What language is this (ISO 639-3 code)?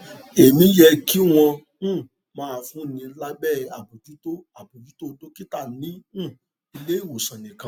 yor